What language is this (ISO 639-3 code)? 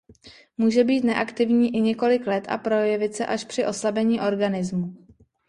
ces